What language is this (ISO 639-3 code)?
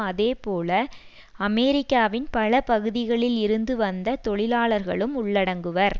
tam